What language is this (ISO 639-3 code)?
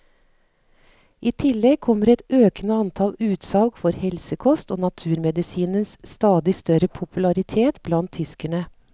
nor